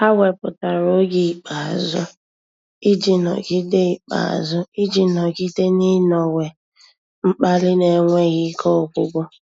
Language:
Igbo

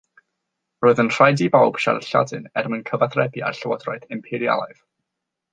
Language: Welsh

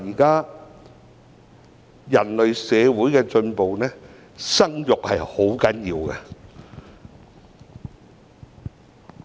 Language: Cantonese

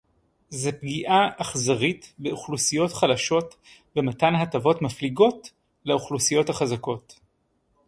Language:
Hebrew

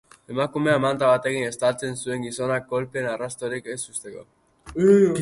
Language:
Basque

